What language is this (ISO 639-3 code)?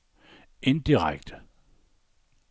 dan